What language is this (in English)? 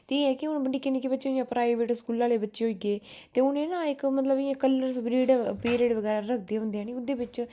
Dogri